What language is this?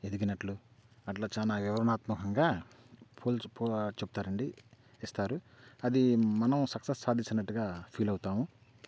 Telugu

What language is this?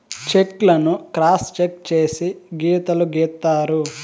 Telugu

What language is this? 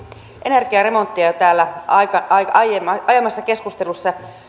Finnish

